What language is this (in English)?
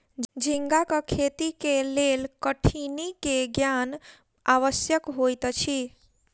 Maithili